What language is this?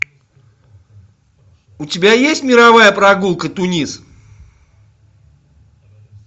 Russian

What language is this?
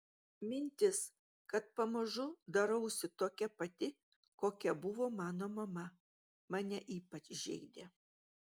Lithuanian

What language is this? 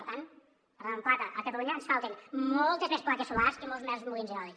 Catalan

